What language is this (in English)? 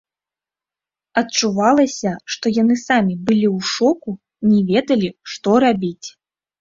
Belarusian